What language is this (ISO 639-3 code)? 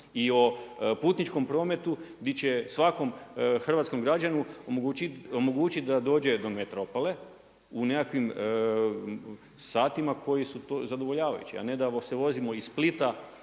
hrv